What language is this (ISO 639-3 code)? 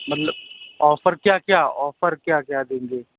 urd